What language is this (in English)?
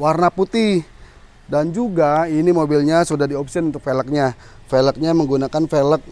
Indonesian